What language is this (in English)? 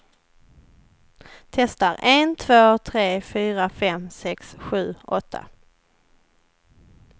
Swedish